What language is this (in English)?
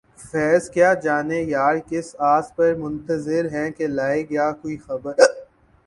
Urdu